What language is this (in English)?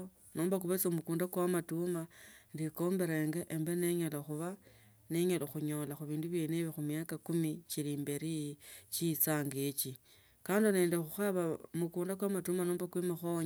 Tsotso